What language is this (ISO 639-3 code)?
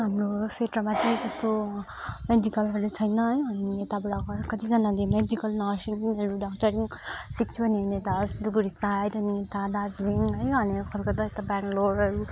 nep